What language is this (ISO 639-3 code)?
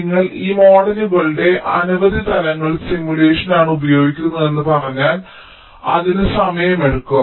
mal